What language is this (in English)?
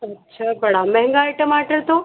Hindi